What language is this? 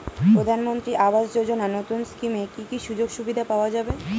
Bangla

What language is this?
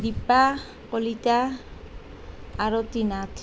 Assamese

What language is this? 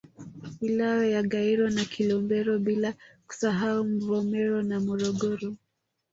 Swahili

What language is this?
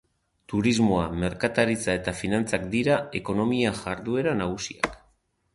Basque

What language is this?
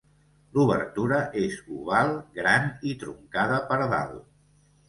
Catalan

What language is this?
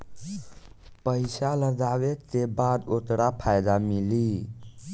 Bhojpuri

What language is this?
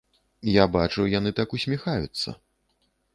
Belarusian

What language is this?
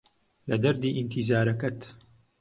Central Kurdish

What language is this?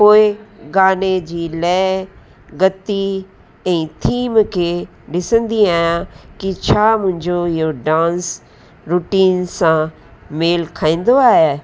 Sindhi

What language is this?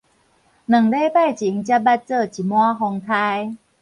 Min Nan Chinese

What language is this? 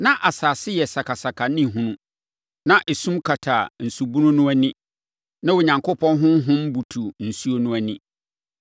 Akan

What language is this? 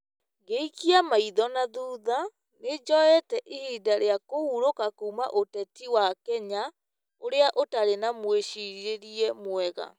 Kikuyu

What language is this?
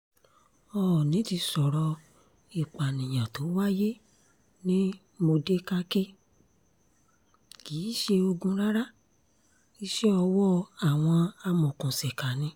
Yoruba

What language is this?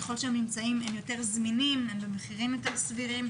Hebrew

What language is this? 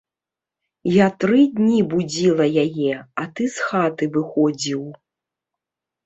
Belarusian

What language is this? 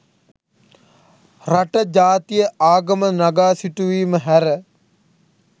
Sinhala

